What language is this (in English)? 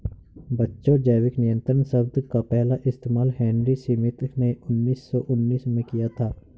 Hindi